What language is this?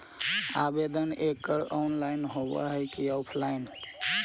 Magahi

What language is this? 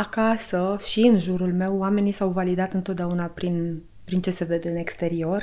Romanian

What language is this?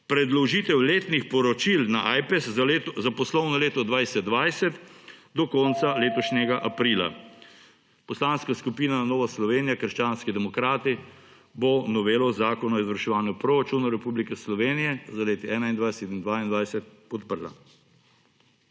Slovenian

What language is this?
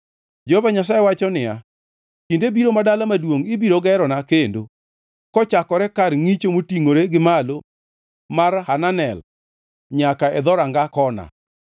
Luo (Kenya and Tanzania)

